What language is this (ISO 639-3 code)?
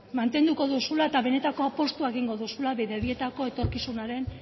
eus